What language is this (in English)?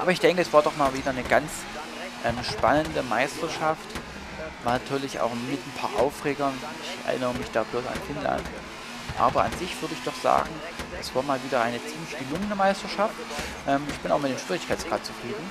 German